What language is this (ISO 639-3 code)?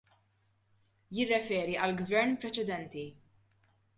mlt